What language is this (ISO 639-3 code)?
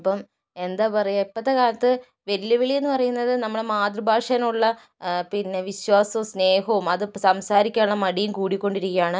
mal